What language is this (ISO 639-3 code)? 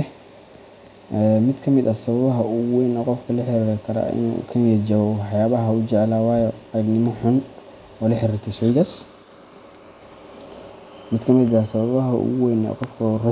som